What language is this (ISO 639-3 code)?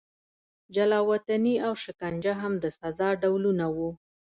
pus